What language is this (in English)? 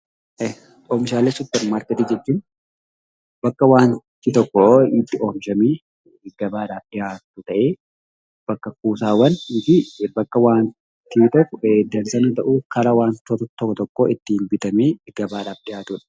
Oromo